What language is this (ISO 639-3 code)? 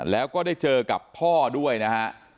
tha